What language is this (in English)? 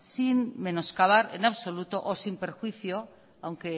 Spanish